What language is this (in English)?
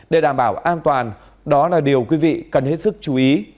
Vietnamese